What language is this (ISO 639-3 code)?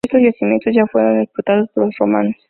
spa